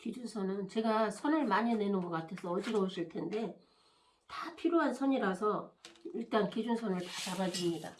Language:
Korean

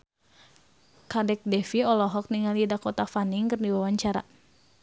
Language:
Sundanese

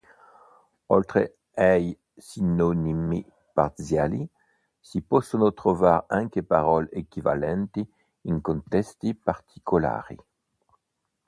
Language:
Italian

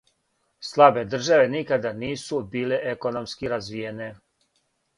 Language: Serbian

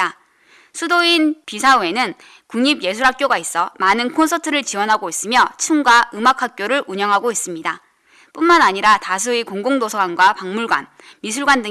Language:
Korean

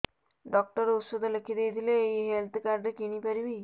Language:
Odia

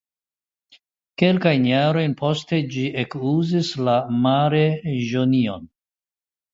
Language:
Esperanto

